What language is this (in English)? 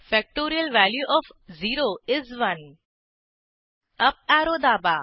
Marathi